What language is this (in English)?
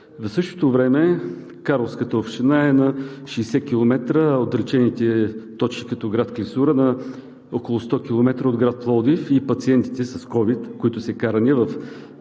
Bulgarian